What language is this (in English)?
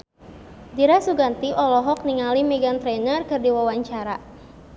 Sundanese